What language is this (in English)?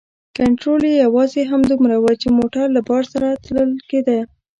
Pashto